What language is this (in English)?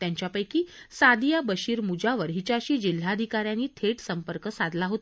Marathi